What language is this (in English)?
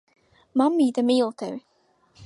Latvian